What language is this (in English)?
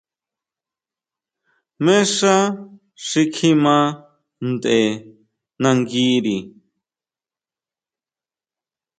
Huautla Mazatec